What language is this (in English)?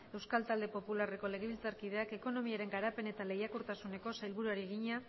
Basque